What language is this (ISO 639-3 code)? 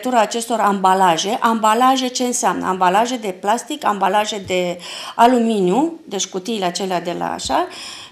ron